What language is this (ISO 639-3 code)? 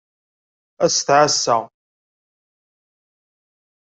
kab